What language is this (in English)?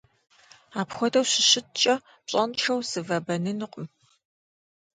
Kabardian